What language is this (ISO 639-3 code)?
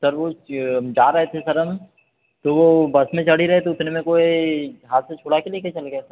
hin